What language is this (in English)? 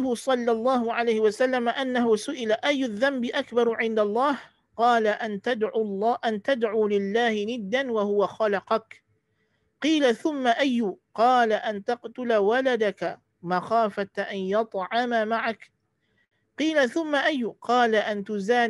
Malay